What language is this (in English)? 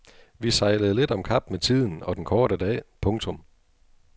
Danish